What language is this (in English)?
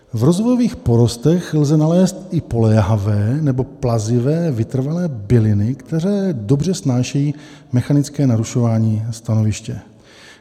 Czech